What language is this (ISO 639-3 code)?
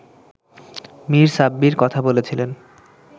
ben